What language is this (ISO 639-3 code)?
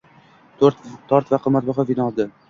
uzb